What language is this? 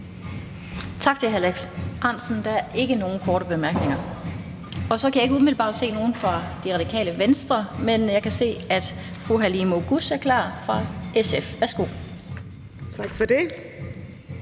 Danish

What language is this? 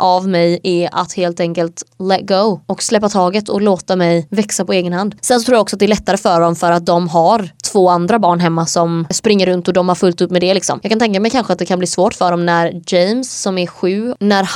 Swedish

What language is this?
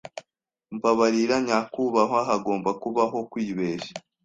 Kinyarwanda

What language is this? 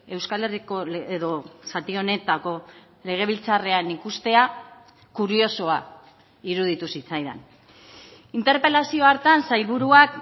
Basque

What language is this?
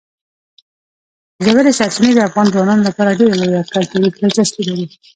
Pashto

